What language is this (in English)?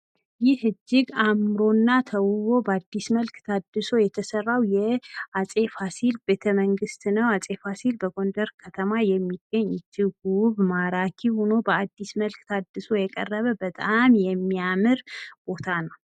Amharic